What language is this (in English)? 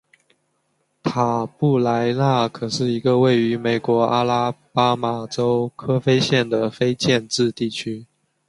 Chinese